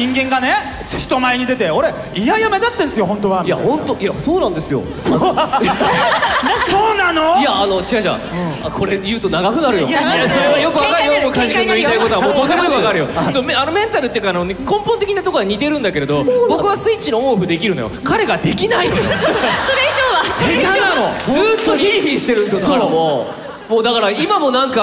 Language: Japanese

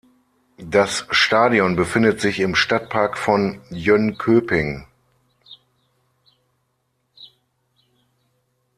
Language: German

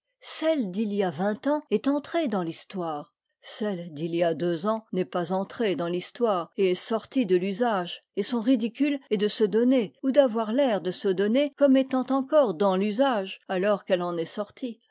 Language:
French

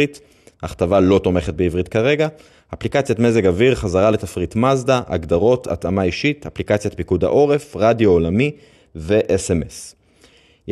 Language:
Hebrew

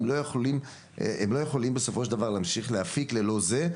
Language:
Hebrew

